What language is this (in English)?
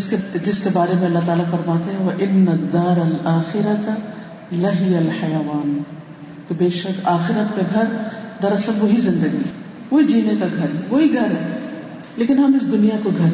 Urdu